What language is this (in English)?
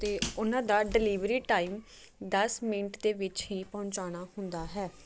Punjabi